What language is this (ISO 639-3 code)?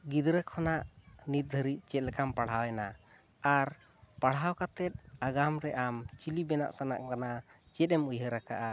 sat